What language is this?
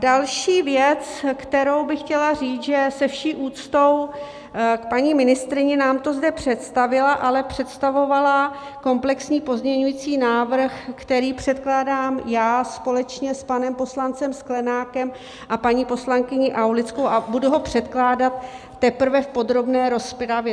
Czech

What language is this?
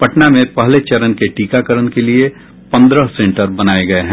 Hindi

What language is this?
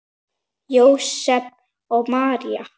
Icelandic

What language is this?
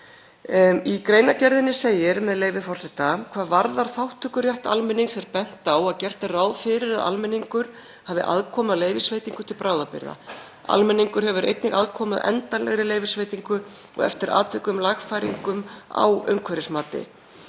Icelandic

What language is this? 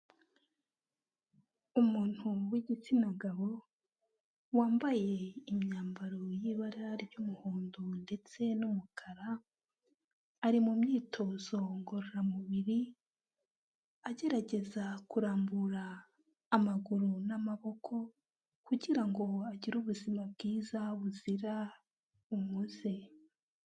Kinyarwanda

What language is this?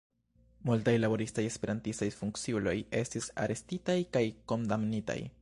Esperanto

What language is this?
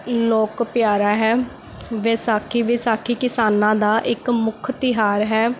Punjabi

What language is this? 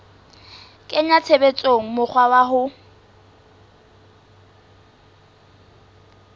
Southern Sotho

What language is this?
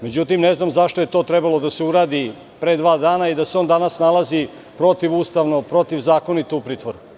Serbian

